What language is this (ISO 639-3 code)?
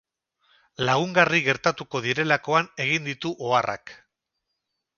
eus